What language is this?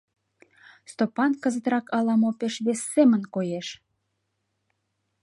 Mari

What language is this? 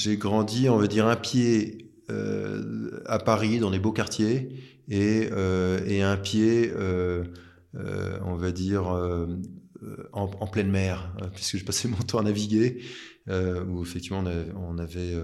French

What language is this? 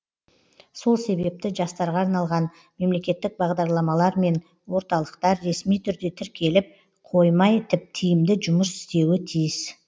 Kazakh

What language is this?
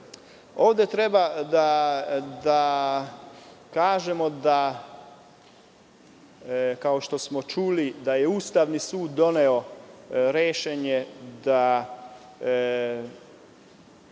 Serbian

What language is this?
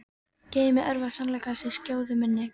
Icelandic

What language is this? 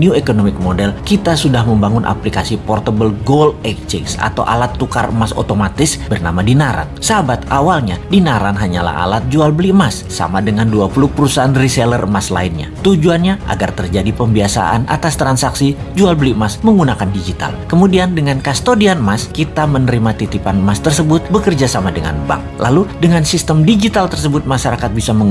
Indonesian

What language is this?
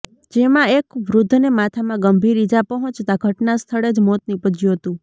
Gujarati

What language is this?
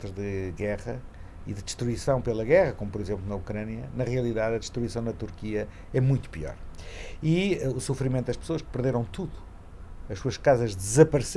Portuguese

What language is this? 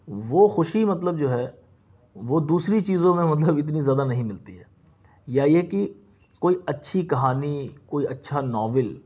Urdu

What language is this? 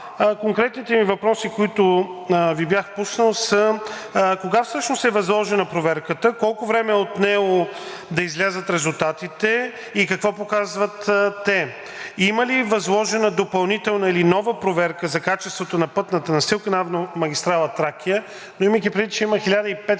Bulgarian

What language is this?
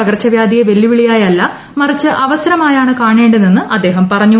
Malayalam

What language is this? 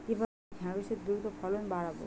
Bangla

